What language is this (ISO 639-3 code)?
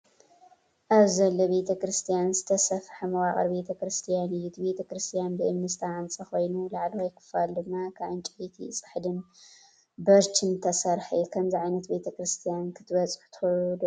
tir